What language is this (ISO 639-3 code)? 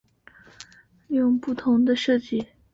zho